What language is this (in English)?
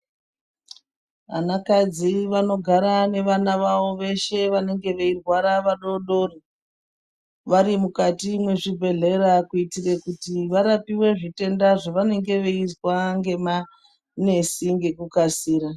Ndau